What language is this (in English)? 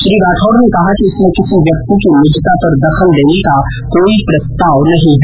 Hindi